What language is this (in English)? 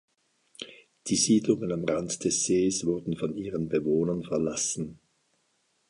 German